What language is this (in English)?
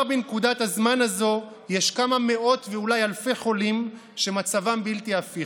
Hebrew